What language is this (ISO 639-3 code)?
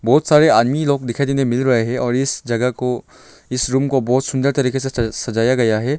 hin